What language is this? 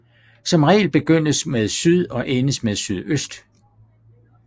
Danish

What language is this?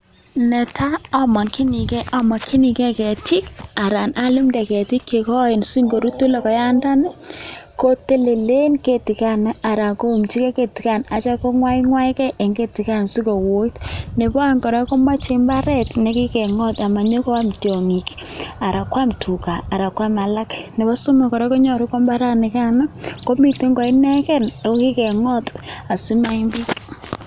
Kalenjin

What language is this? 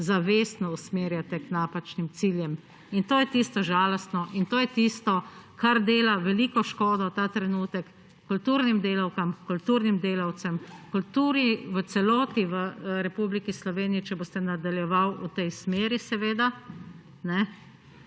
Slovenian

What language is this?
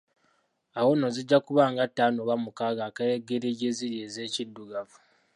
Ganda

